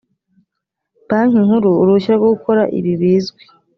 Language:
Kinyarwanda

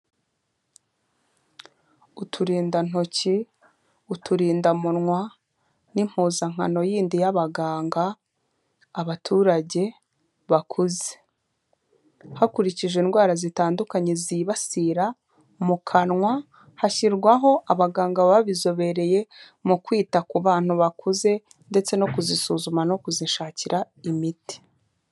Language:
Kinyarwanda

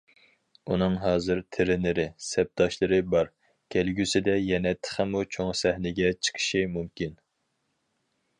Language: Uyghur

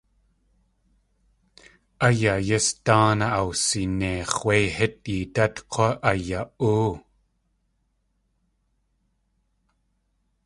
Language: Tlingit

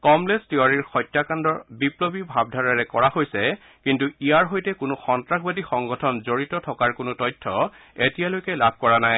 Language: Assamese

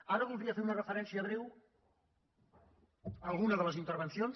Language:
Catalan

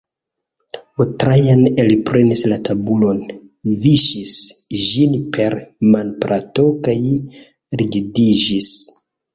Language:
Esperanto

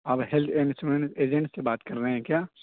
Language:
Urdu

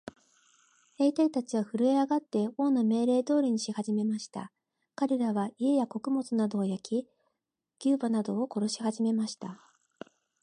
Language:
Japanese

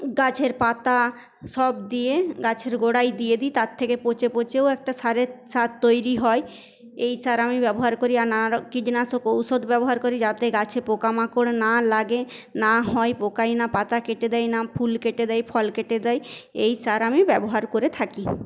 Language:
Bangla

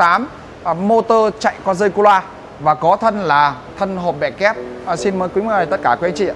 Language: Vietnamese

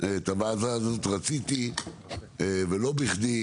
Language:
Hebrew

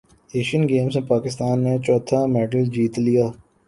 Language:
Urdu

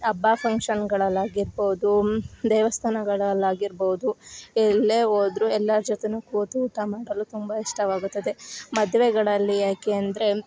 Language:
Kannada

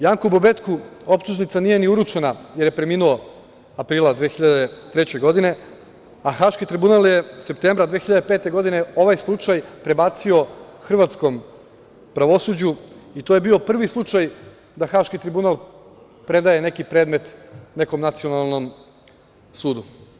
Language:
Serbian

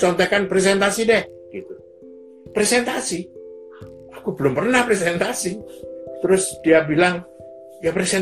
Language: Indonesian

